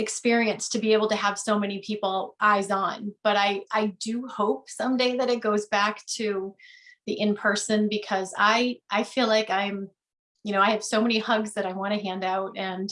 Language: English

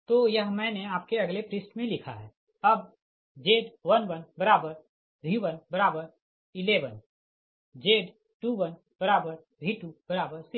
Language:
Hindi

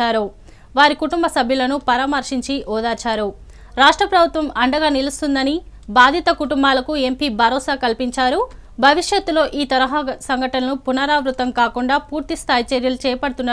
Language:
Hindi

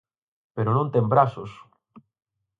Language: Galician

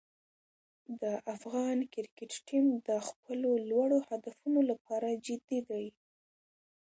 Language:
Pashto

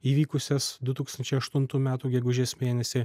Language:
Lithuanian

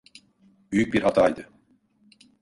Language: Turkish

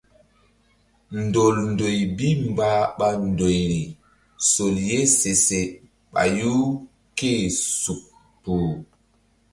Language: Mbum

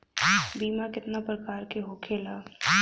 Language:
Bhojpuri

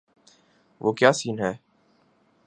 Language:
Urdu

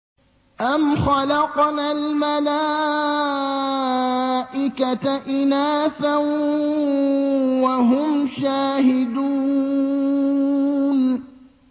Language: Arabic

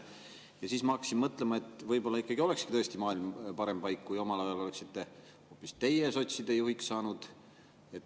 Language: Estonian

